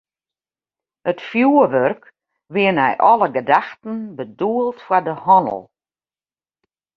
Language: Western Frisian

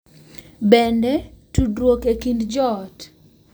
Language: Luo (Kenya and Tanzania)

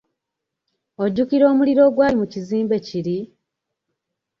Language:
Ganda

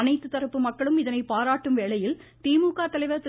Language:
Tamil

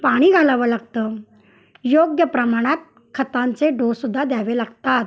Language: Marathi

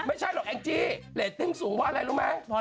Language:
Thai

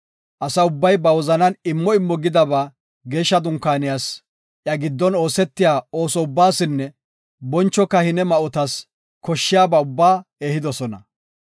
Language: Gofa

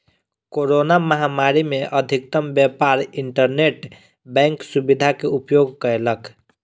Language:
Maithili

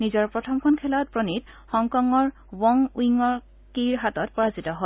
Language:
Assamese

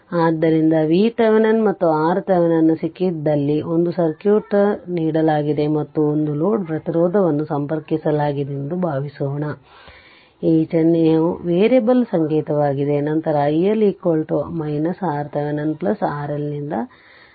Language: Kannada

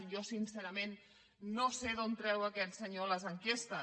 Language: Catalan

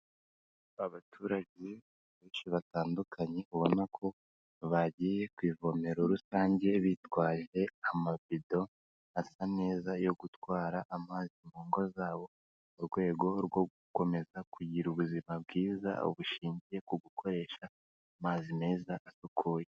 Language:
Kinyarwanda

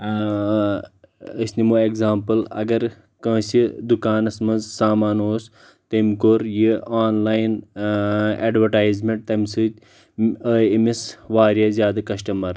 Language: Kashmiri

